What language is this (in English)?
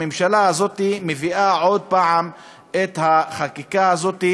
Hebrew